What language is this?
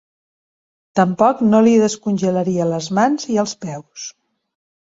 Catalan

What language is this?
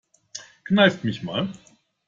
German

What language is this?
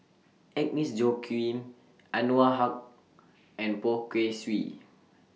English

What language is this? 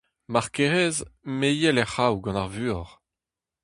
Breton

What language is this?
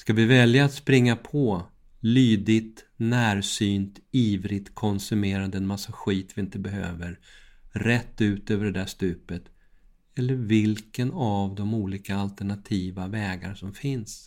Swedish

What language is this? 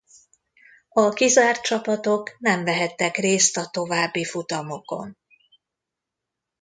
Hungarian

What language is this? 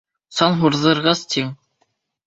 Bashkir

